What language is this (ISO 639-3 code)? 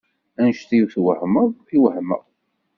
kab